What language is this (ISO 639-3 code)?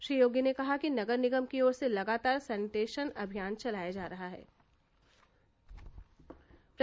hin